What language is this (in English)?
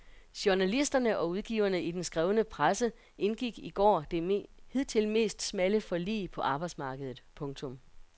Danish